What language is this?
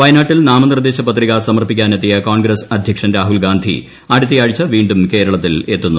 Malayalam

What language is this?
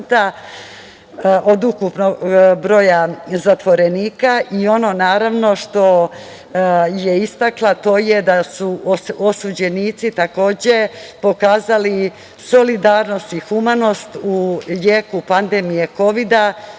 Serbian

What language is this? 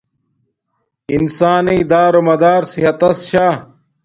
Domaaki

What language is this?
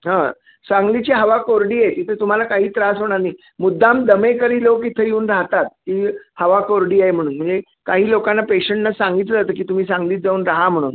Marathi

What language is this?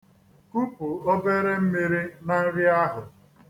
Igbo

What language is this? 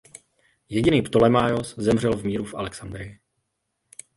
Czech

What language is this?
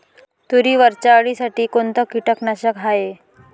Marathi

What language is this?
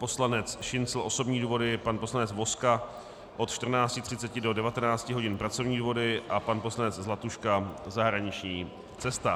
Czech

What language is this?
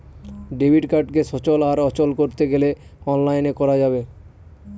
Bangla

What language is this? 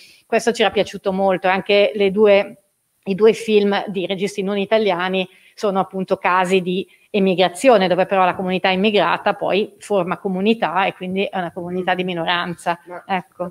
Italian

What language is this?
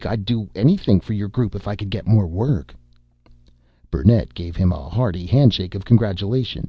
English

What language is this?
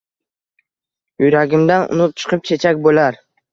Uzbek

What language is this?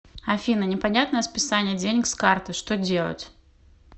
Russian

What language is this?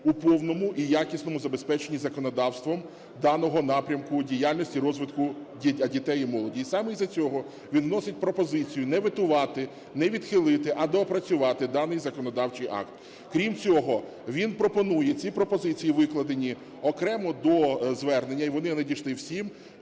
Ukrainian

